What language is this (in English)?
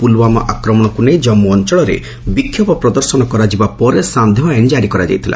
Odia